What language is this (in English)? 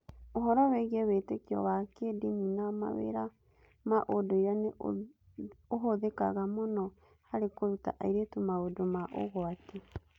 Kikuyu